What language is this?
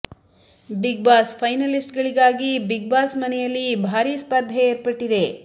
Kannada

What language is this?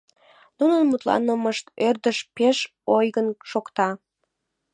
Mari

